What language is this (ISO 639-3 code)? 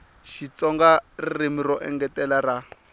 tso